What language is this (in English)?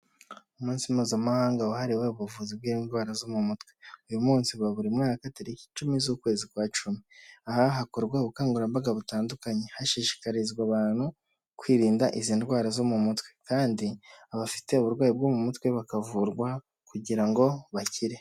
Kinyarwanda